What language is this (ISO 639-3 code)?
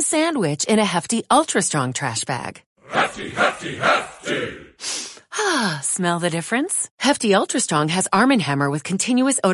spa